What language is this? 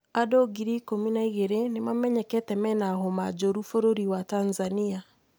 Kikuyu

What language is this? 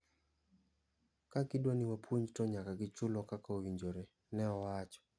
Luo (Kenya and Tanzania)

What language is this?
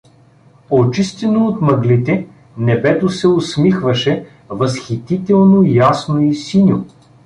Bulgarian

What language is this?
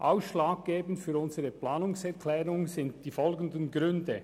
Swiss German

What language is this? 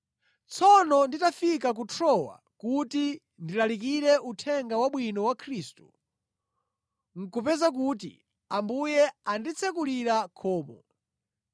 Nyanja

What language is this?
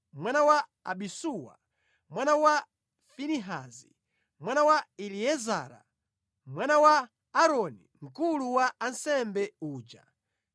Nyanja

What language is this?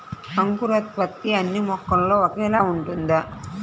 Telugu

